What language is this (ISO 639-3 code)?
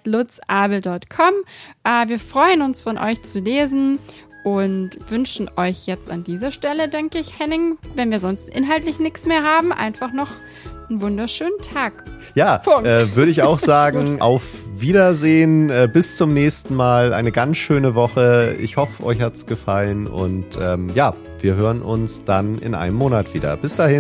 deu